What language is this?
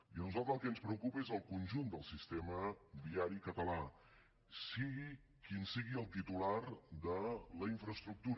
Catalan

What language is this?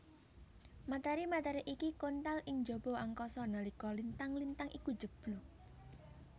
Javanese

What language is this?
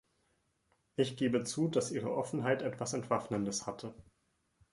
German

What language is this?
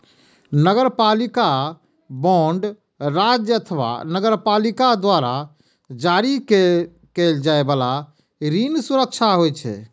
Maithili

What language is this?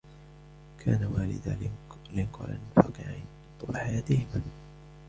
Arabic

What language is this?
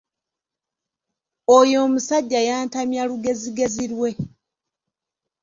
Ganda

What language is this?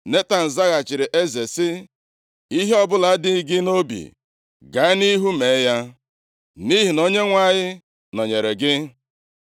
Igbo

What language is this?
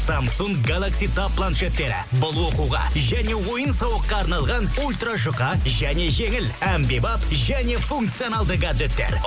Kazakh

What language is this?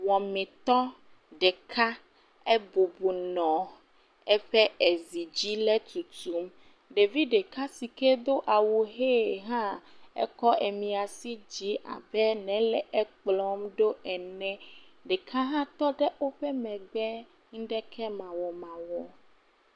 Ewe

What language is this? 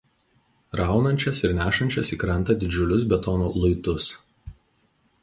Lithuanian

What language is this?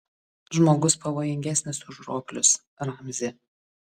Lithuanian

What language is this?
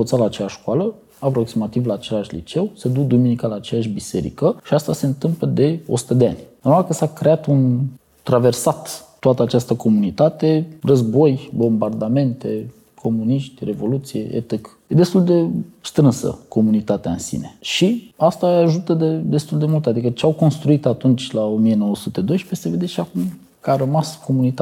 Romanian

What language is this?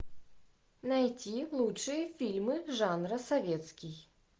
Russian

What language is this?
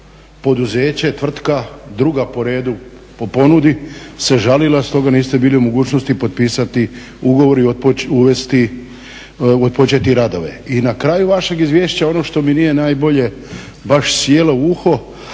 Croatian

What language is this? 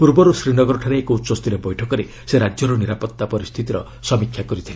Odia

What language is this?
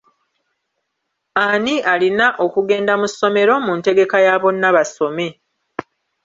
Ganda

